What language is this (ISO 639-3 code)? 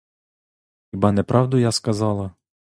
ukr